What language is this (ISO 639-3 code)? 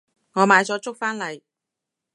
yue